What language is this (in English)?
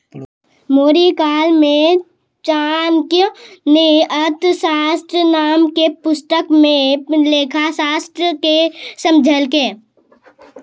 Maithili